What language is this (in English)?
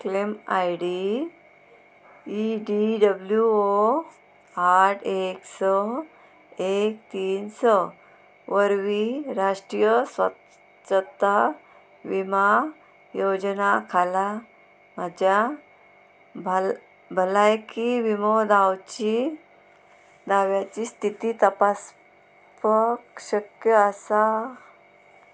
Konkani